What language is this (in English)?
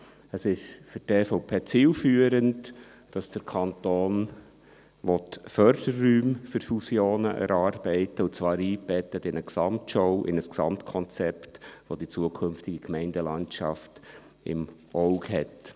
Swiss German